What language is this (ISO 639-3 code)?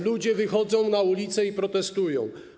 pol